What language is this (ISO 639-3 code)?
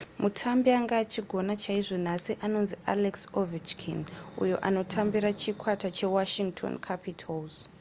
sna